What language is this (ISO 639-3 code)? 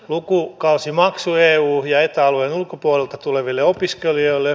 fin